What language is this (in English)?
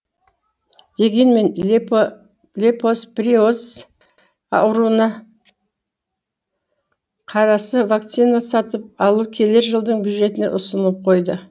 Kazakh